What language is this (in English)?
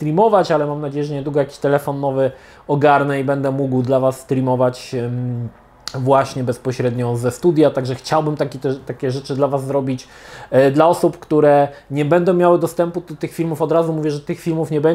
Polish